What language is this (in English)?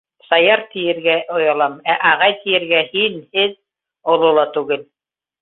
Bashkir